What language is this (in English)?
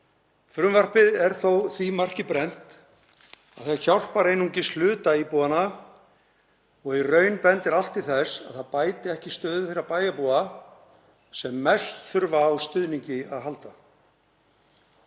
Icelandic